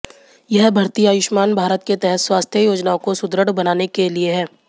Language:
Hindi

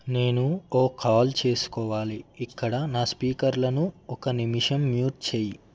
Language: Telugu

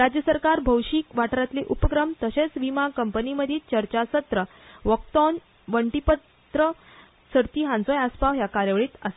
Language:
Konkani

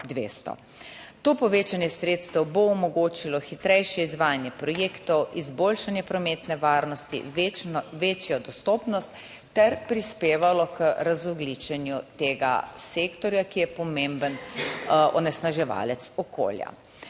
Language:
Slovenian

